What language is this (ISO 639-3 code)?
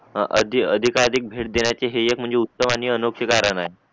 mar